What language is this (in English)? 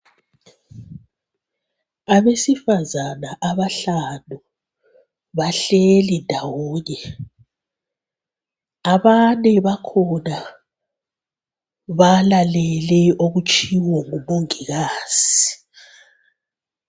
North Ndebele